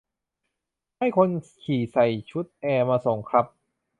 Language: Thai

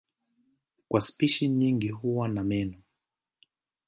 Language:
Swahili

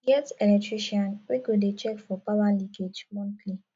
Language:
Nigerian Pidgin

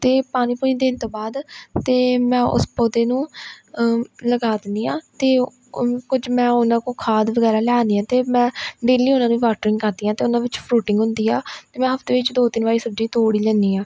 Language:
Punjabi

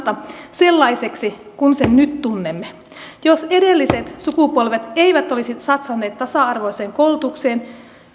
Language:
Finnish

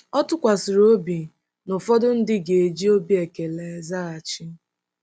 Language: Igbo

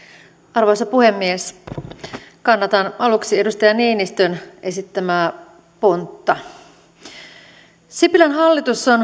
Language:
Finnish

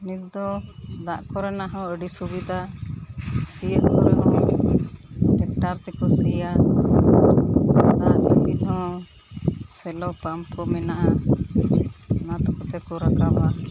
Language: Santali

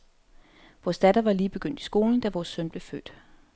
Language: Danish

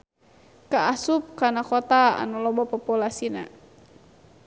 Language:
Sundanese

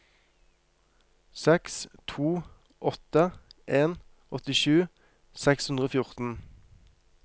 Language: Norwegian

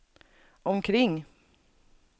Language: Swedish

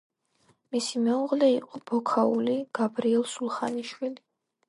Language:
Georgian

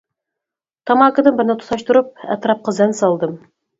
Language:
Uyghur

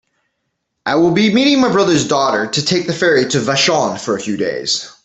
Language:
English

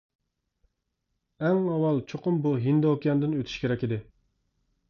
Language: Uyghur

